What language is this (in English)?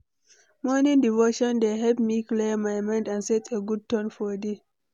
Nigerian Pidgin